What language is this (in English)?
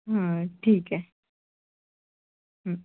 Marathi